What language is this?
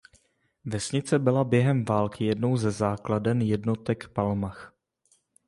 Czech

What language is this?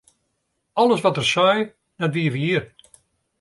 Western Frisian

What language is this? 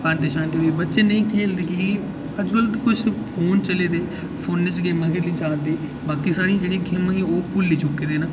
Dogri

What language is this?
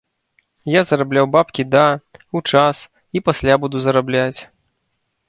Belarusian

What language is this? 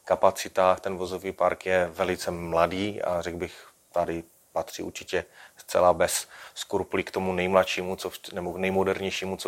Czech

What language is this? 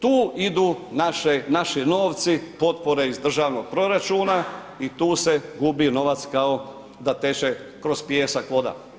Croatian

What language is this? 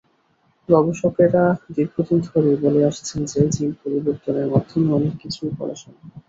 Bangla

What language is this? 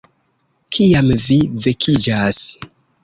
Esperanto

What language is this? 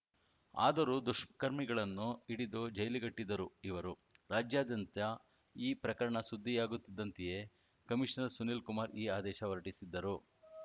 Kannada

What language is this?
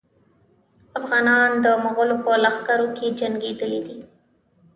Pashto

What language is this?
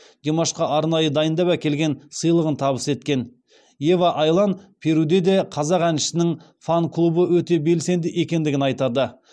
Kazakh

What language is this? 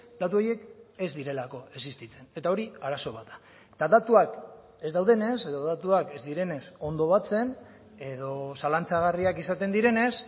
Basque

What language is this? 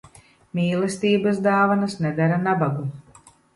Latvian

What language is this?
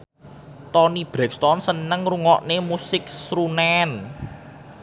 Javanese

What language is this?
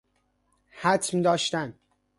Persian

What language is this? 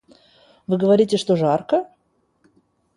Russian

